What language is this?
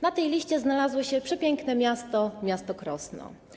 Polish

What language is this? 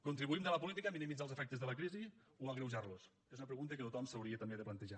Catalan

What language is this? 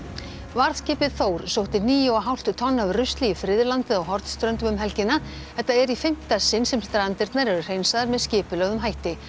Icelandic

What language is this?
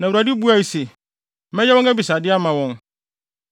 Akan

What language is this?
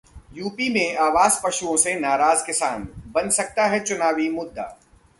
Hindi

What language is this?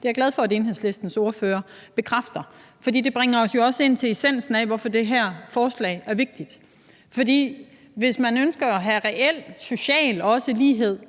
Danish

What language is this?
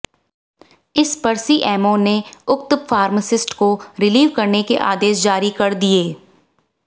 Hindi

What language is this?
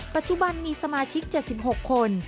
Thai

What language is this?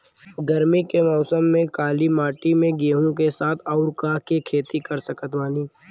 Bhojpuri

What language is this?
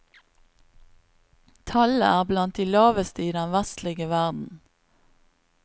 Norwegian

